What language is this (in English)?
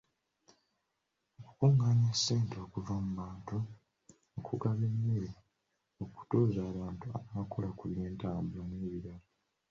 Ganda